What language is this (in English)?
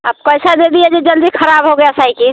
Hindi